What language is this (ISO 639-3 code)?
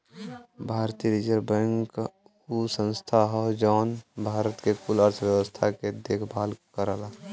bho